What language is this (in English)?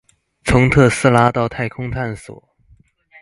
Chinese